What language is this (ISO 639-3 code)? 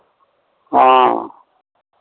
mai